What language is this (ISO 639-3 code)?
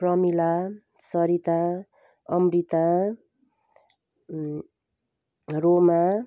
nep